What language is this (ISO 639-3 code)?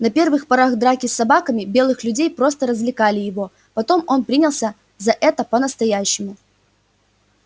rus